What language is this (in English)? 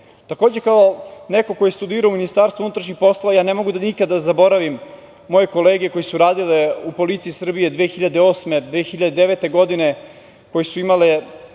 Serbian